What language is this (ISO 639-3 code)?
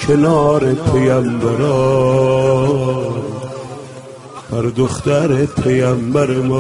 fas